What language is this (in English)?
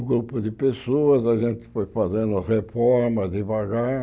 Portuguese